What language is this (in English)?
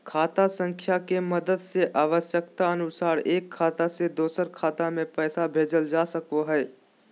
Magahi